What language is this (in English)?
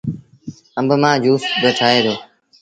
Sindhi Bhil